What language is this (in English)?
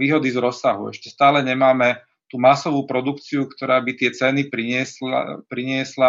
Slovak